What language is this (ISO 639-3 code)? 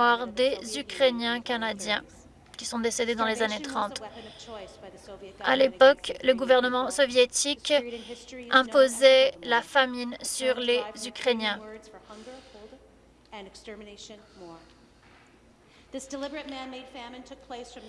fra